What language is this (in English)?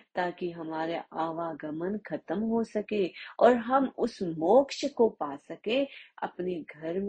Hindi